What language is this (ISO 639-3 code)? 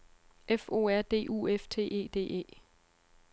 dan